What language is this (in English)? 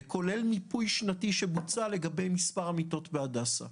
Hebrew